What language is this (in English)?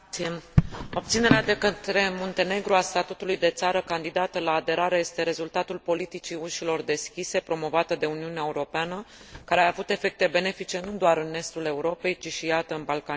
Romanian